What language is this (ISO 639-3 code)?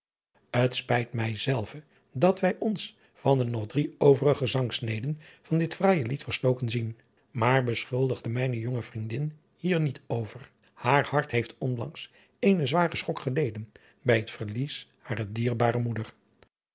nld